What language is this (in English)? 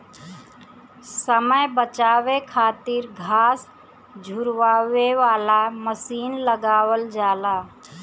Bhojpuri